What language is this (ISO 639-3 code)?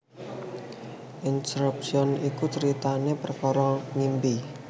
jav